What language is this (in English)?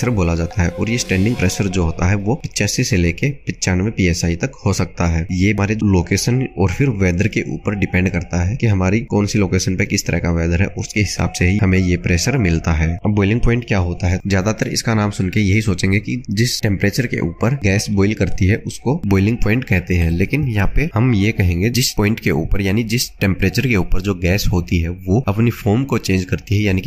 Hindi